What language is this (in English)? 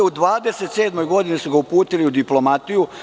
Serbian